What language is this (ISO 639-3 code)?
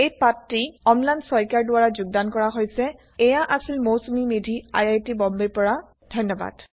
asm